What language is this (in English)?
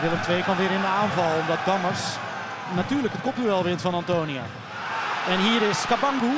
Dutch